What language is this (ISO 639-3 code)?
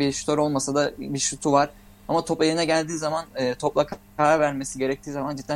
tur